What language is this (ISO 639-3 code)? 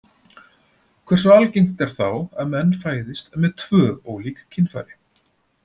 isl